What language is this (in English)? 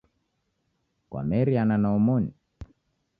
Taita